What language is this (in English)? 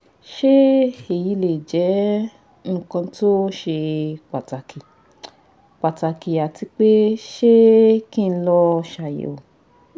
Yoruba